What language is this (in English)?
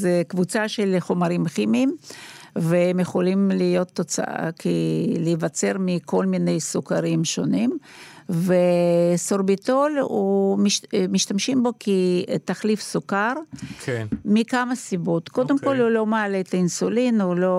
Hebrew